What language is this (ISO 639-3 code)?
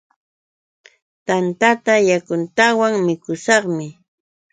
qux